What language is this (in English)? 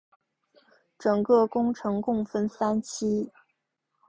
Chinese